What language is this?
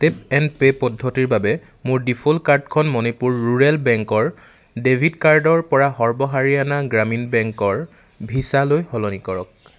Assamese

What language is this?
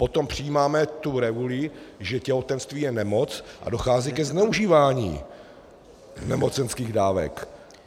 Czech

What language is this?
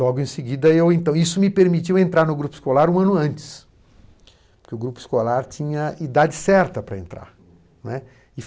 Portuguese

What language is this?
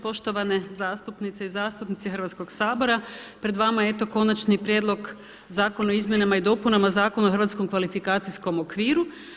Croatian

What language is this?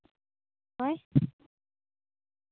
Santali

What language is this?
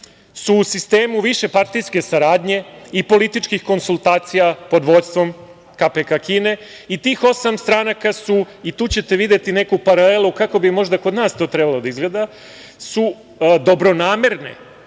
Serbian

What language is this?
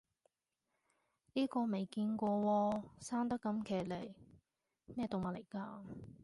Cantonese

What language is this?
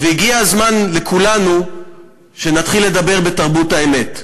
Hebrew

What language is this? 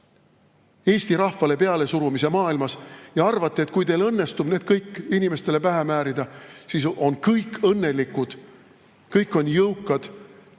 Estonian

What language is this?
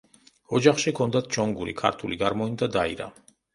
Georgian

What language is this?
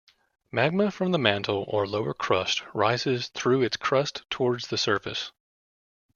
English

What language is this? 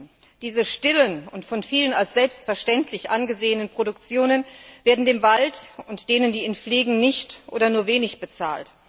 German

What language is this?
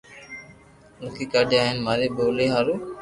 Loarki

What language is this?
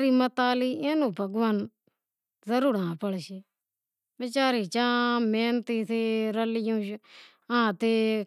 Wadiyara Koli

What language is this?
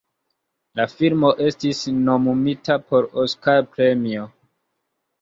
Esperanto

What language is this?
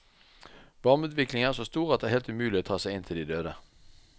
Norwegian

